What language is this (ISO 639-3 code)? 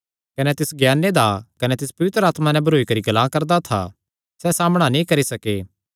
xnr